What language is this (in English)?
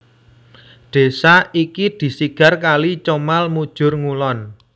Javanese